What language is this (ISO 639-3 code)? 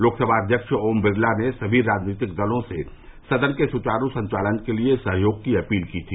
hin